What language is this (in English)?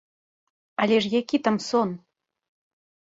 Belarusian